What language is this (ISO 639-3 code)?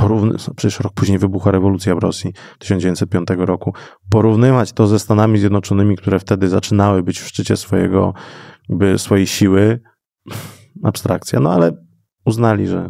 pol